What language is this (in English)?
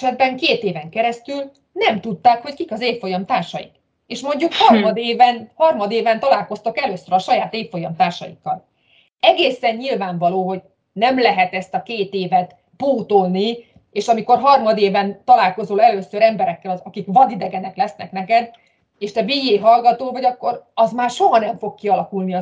Hungarian